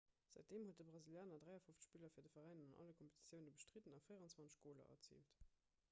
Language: Luxembourgish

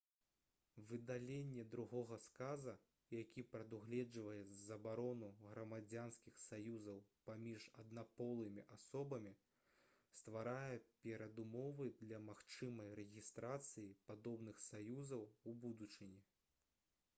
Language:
Belarusian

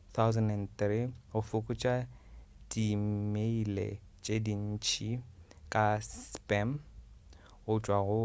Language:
Northern Sotho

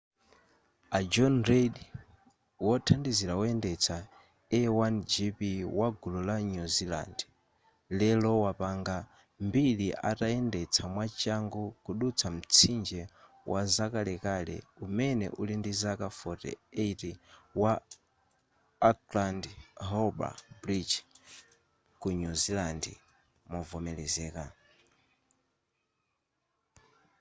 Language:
Nyanja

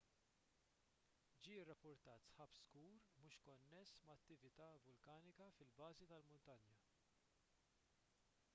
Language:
Maltese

